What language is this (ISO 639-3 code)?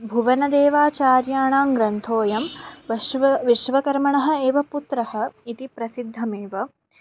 san